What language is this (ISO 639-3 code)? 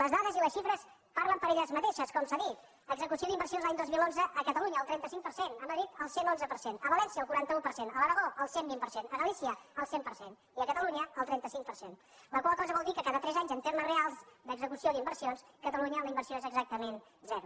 cat